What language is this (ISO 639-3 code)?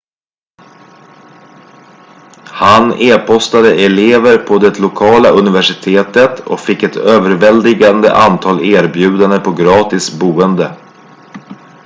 swe